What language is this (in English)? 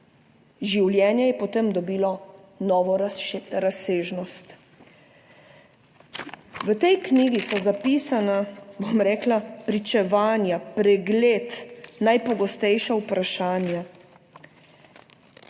Slovenian